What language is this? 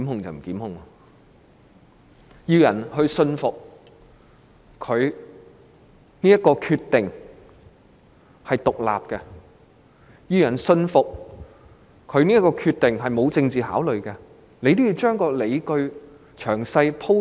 Cantonese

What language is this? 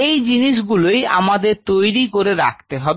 Bangla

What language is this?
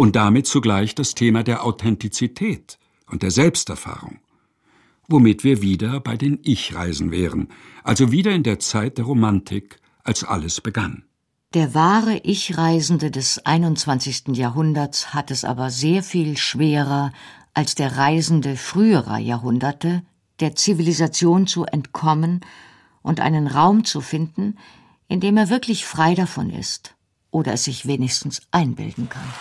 German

